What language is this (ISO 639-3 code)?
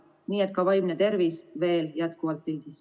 est